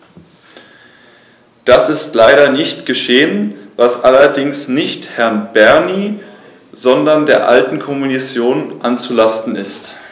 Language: German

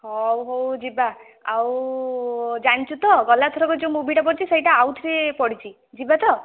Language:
Odia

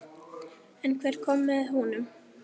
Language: Icelandic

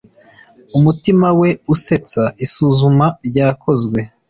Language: Kinyarwanda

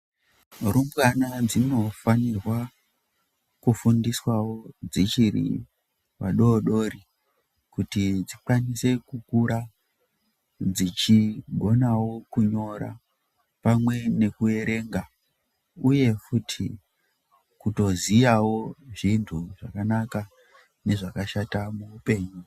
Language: Ndau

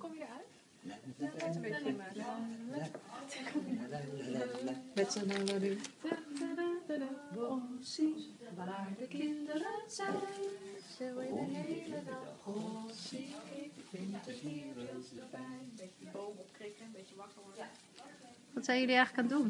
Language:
Dutch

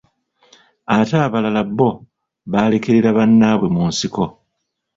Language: Ganda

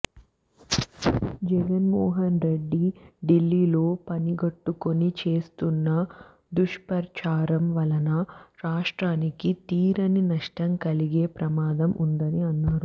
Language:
Telugu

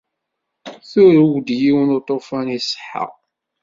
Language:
Kabyle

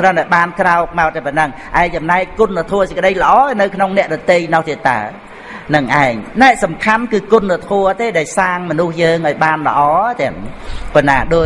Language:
Vietnamese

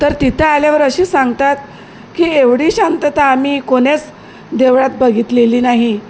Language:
Marathi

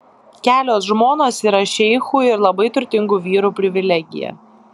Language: Lithuanian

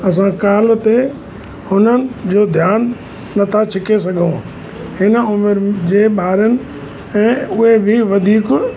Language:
Sindhi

